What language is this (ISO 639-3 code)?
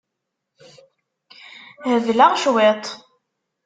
kab